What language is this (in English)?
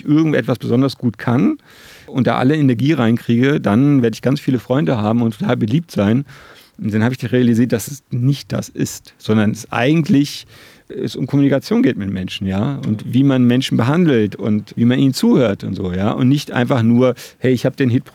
German